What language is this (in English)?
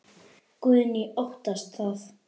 Icelandic